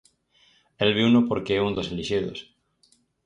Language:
Galician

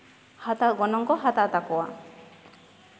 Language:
Santali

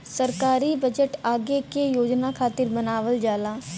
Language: Bhojpuri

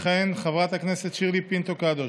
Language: Hebrew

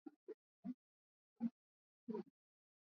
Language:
Swahili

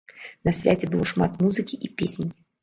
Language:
Belarusian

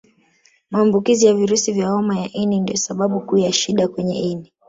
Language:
Swahili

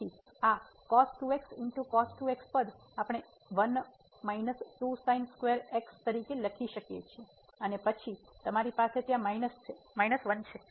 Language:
Gujarati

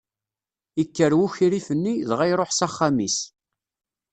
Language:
Kabyle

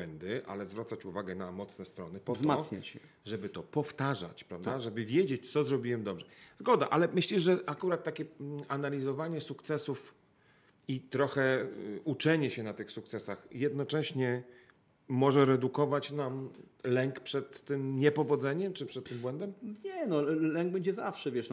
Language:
Polish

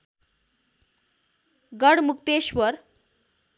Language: Nepali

